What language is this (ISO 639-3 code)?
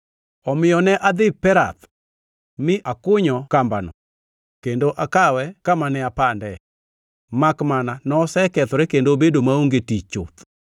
luo